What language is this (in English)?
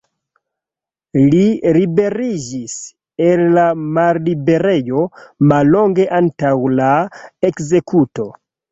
Esperanto